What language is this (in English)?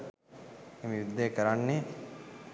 Sinhala